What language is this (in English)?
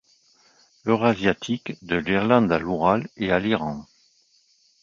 French